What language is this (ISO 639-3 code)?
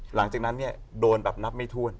tha